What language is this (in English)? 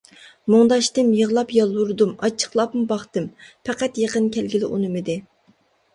Uyghur